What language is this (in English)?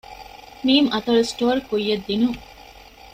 Divehi